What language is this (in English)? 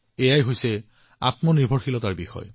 Assamese